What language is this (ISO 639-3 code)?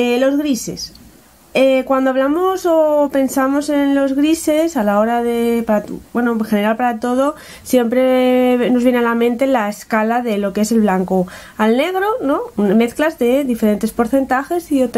spa